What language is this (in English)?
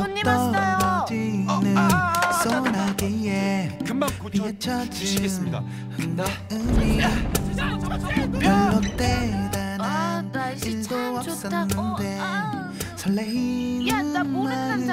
Korean